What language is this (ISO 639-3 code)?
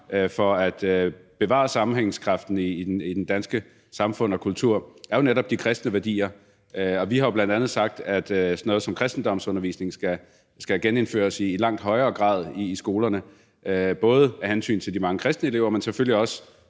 dan